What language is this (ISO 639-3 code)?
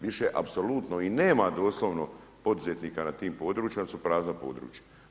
hrv